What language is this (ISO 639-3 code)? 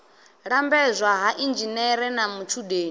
ven